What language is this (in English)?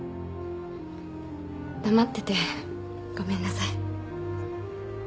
Japanese